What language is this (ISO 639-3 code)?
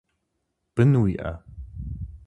kbd